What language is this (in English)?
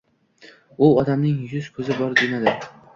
Uzbek